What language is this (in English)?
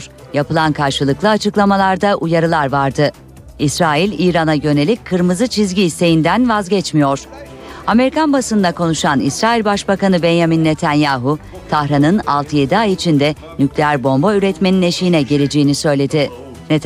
Turkish